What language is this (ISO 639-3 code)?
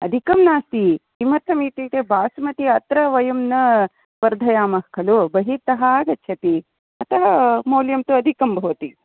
san